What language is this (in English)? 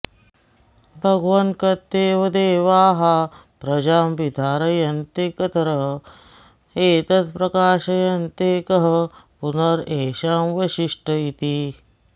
Sanskrit